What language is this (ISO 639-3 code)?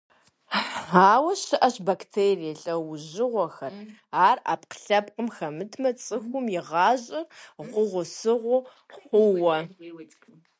kbd